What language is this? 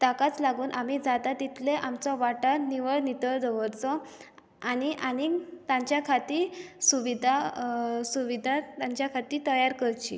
Konkani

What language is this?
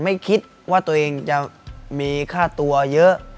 Thai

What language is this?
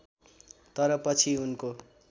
Nepali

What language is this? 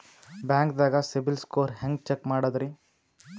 Kannada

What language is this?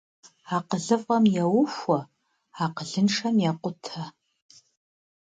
Kabardian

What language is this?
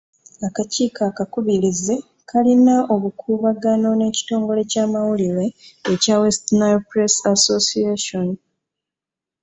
Ganda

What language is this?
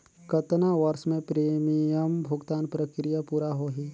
Chhattisgarhi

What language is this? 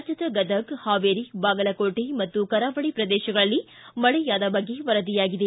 Kannada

